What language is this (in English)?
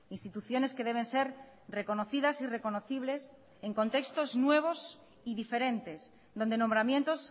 Spanish